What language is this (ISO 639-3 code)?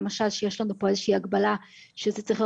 heb